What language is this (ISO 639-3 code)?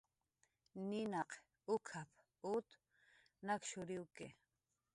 jqr